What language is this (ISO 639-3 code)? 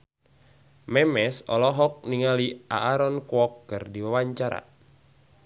sun